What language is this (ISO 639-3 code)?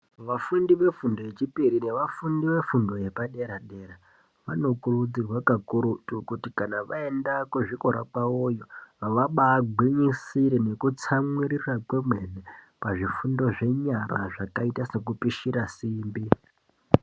ndc